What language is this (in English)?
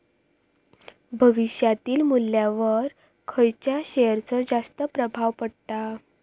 Marathi